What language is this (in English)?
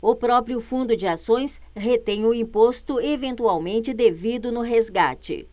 Portuguese